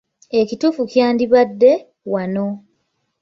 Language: Ganda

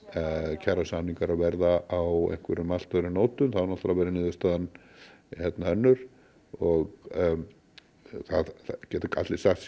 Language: Icelandic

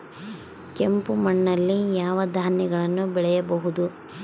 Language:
Kannada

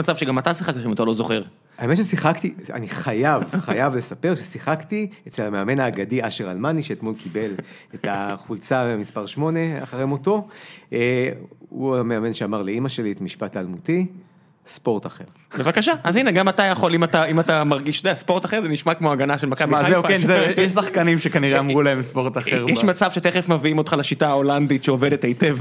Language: Hebrew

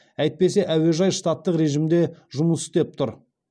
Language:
Kazakh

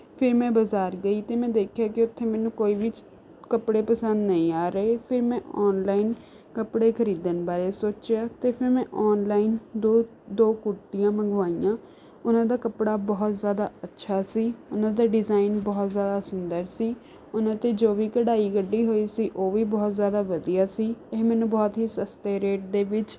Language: Punjabi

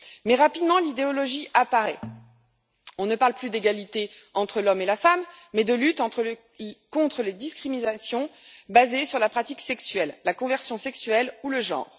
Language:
French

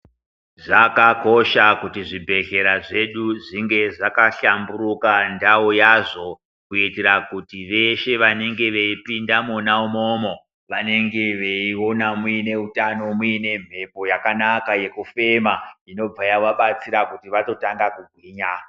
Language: Ndau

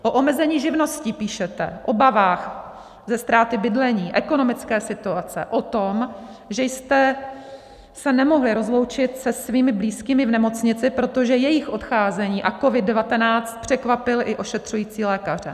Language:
Czech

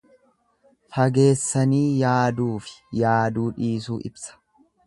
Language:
Oromo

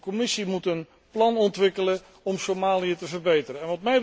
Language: Dutch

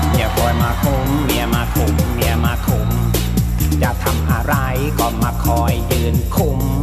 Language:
Thai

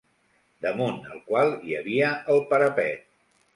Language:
Catalan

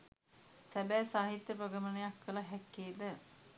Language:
Sinhala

